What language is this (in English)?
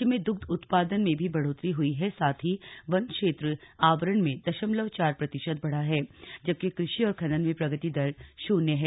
Hindi